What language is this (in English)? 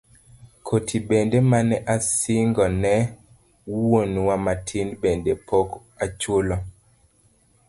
Luo (Kenya and Tanzania)